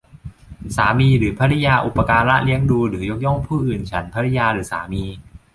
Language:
Thai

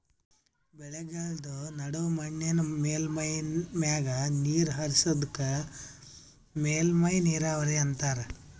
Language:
Kannada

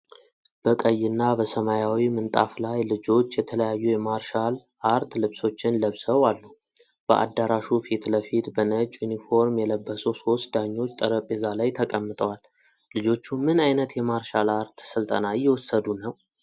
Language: Amharic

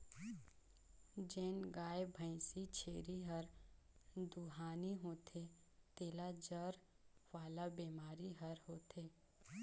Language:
Chhattisgarhi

